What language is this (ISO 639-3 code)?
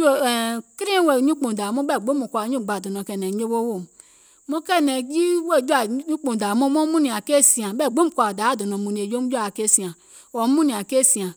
gol